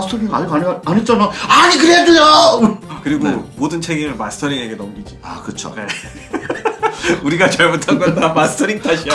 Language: Korean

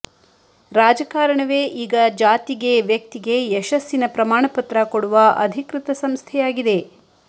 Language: Kannada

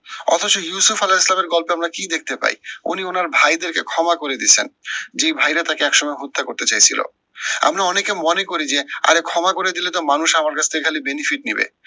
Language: Bangla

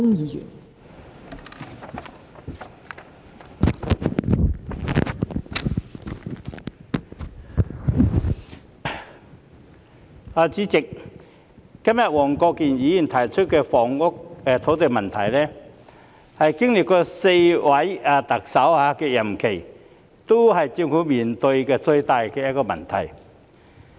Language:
Cantonese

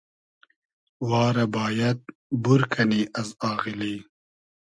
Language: Hazaragi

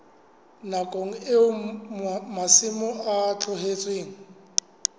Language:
Southern Sotho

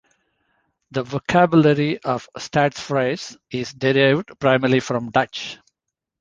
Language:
English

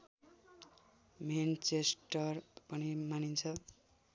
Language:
Nepali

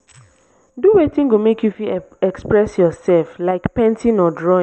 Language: Nigerian Pidgin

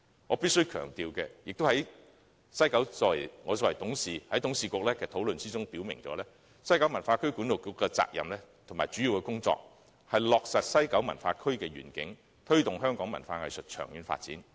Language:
Cantonese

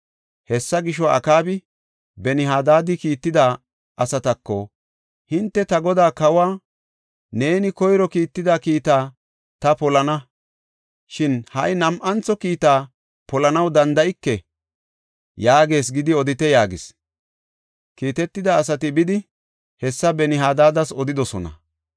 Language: Gofa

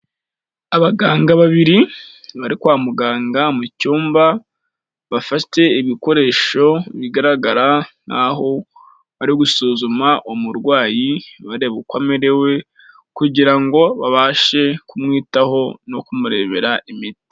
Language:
Kinyarwanda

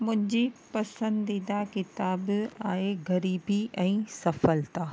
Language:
Sindhi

